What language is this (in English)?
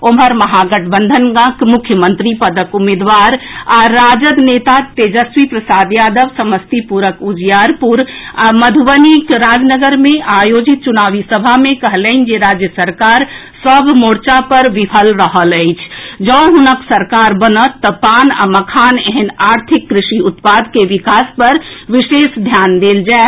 Maithili